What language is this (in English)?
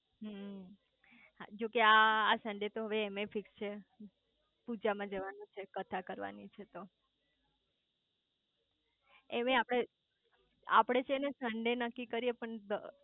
Gujarati